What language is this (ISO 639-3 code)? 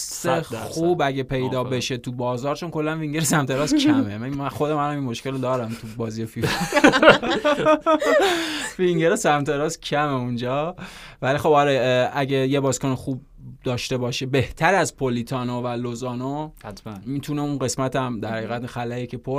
fas